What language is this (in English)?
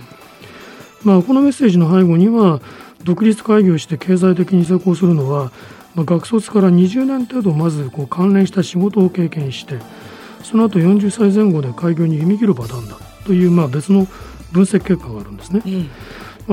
Japanese